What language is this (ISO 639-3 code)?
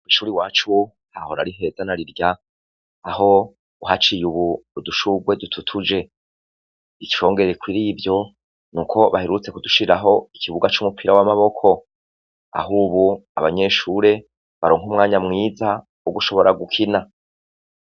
run